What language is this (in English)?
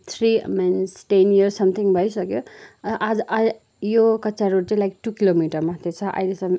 Nepali